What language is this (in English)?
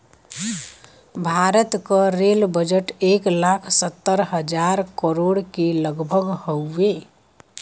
Bhojpuri